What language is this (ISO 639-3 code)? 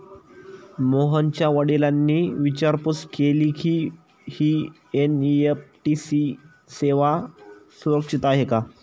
mar